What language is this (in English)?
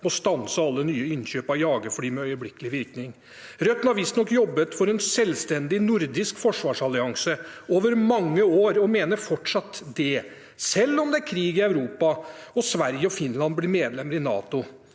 Norwegian